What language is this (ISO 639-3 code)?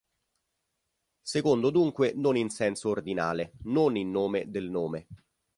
ita